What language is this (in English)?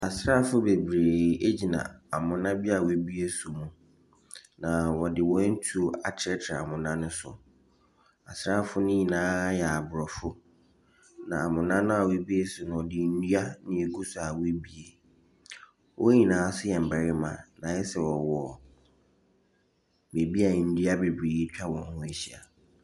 Akan